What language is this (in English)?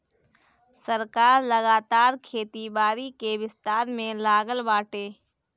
Bhojpuri